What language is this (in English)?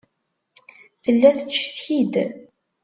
Kabyle